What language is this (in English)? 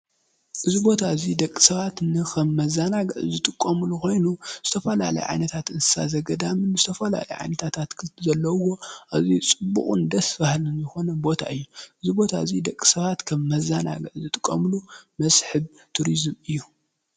Tigrinya